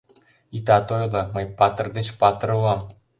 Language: Mari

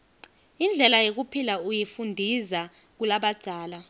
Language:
Swati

